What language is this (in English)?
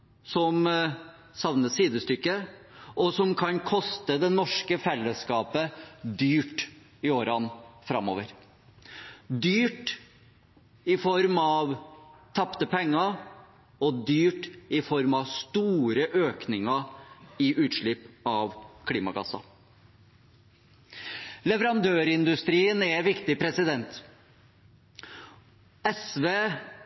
Norwegian Bokmål